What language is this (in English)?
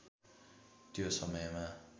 Nepali